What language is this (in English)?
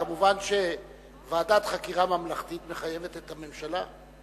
Hebrew